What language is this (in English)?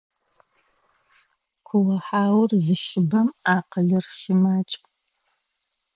Adyghe